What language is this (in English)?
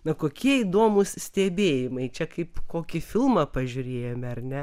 Lithuanian